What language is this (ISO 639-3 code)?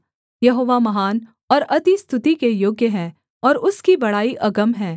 hin